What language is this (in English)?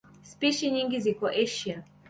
Swahili